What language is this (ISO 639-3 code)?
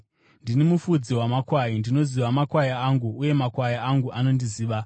sna